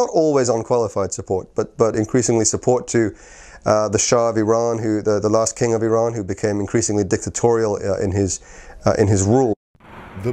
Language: English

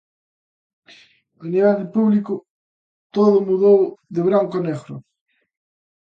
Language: Galician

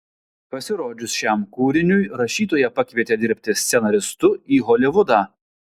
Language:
Lithuanian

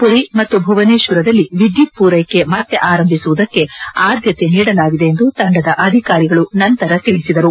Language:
Kannada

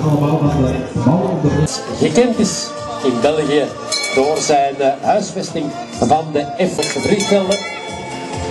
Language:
Dutch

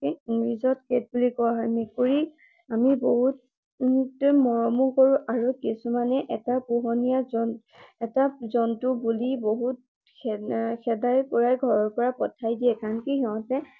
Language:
Assamese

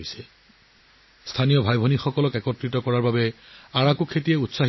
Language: Assamese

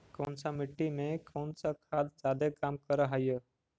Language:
Magahi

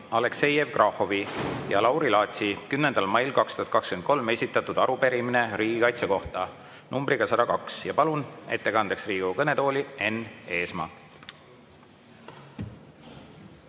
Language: Estonian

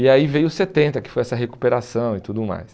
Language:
Portuguese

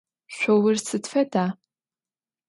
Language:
Adyghe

